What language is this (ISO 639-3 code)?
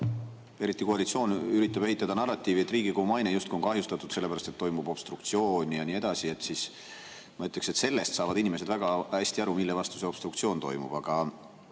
est